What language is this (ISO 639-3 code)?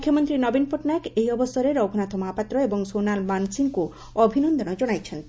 ori